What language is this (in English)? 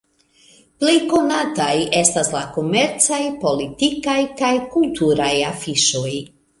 Esperanto